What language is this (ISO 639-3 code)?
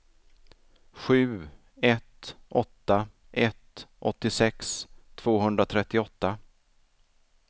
swe